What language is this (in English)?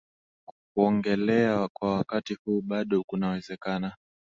Swahili